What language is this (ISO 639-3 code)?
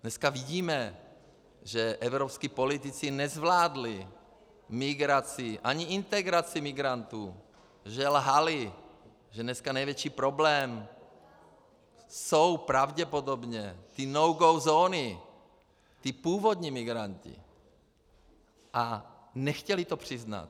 ces